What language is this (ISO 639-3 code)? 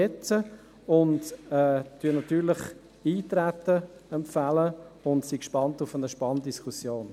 gsw